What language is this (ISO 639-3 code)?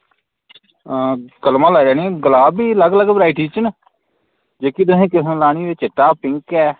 doi